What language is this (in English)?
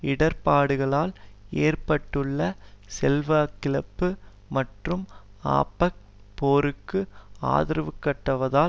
Tamil